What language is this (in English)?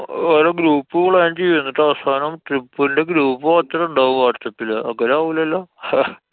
Malayalam